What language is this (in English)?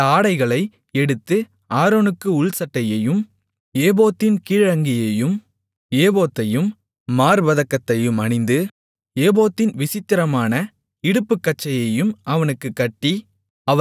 Tamil